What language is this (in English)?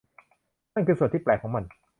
Thai